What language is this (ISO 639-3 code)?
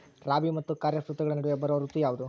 kan